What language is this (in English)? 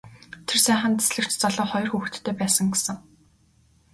Mongolian